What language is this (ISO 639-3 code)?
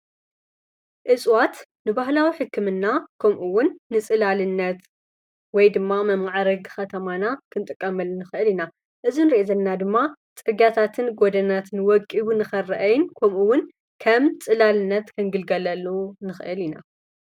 tir